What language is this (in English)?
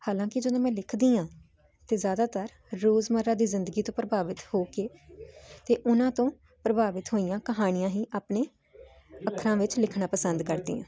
Punjabi